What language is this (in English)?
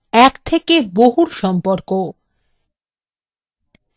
Bangla